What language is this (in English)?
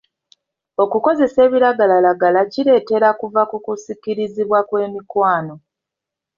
Ganda